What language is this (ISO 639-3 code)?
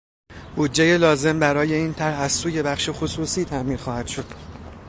fas